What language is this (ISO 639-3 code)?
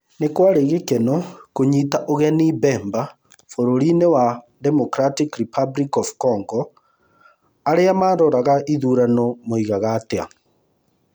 kik